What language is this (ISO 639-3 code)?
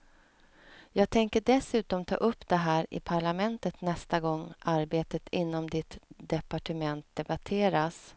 swe